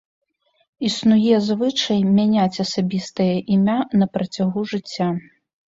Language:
Belarusian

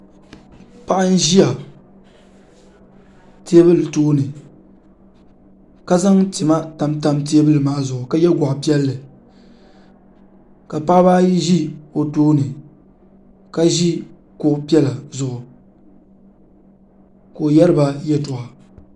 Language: Dagbani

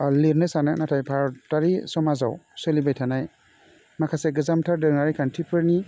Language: Bodo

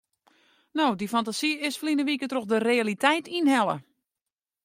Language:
Western Frisian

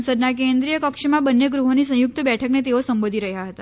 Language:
Gujarati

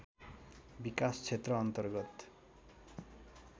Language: Nepali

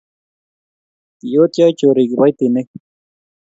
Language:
Kalenjin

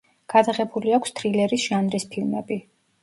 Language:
Georgian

